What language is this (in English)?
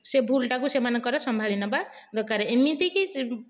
Odia